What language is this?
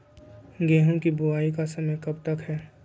Magahi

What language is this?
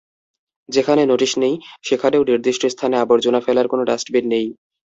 Bangla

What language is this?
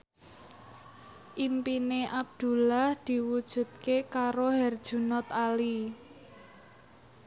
Javanese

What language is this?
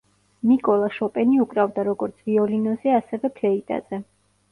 Georgian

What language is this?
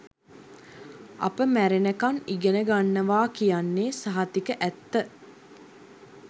Sinhala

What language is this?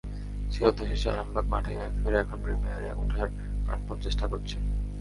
Bangla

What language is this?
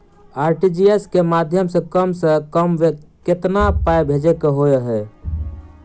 Maithili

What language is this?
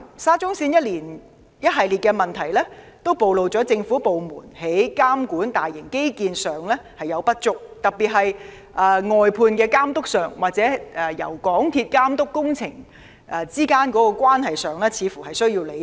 Cantonese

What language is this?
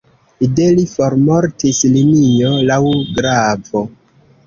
Esperanto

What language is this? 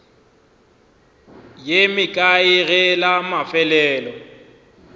Northern Sotho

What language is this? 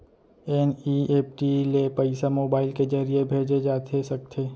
Chhattisgarhi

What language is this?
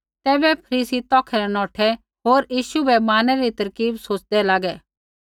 Kullu Pahari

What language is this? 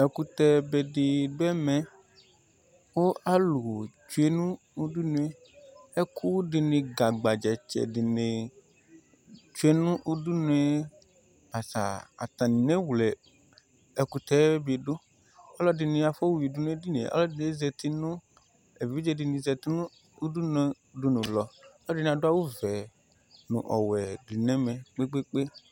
Ikposo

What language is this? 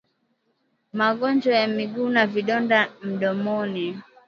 Swahili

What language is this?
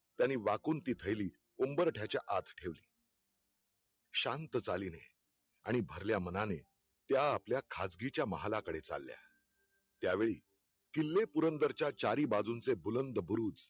Marathi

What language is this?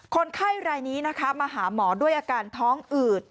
Thai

